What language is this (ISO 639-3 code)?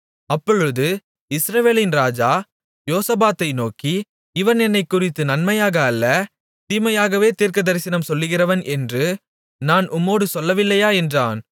tam